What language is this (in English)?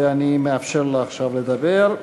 Hebrew